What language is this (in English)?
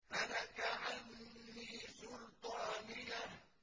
Arabic